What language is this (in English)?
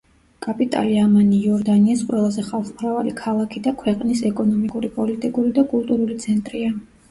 Georgian